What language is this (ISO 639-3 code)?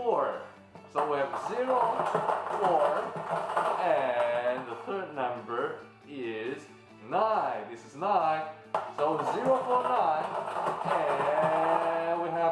eng